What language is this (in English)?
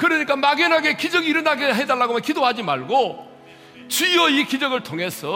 Korean